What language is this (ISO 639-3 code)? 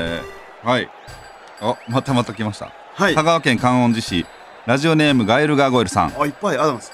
jpn